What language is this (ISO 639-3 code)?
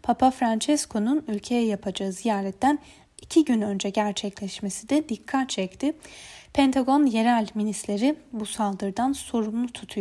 tur